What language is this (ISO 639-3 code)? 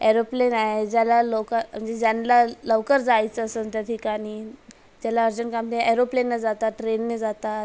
mar